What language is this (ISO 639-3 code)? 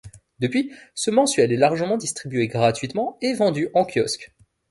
fra